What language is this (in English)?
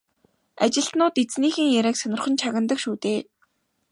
Mongolian